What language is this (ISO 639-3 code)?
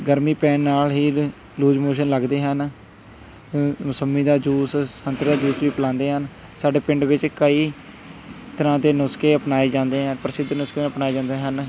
pan